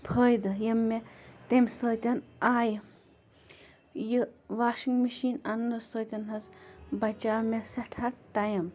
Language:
Kashmiri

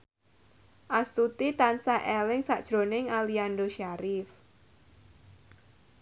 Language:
Javanese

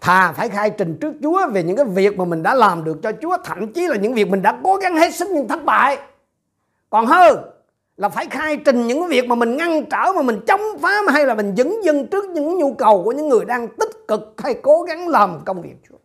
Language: Vietnamese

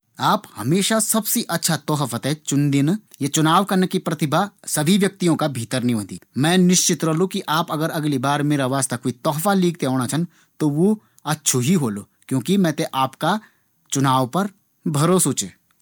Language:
Garhwali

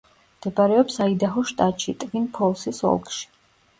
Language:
Georgian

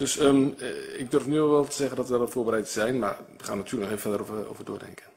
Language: Dutch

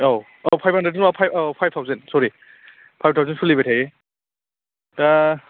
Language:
Bodo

